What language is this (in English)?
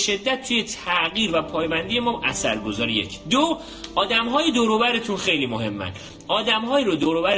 Persian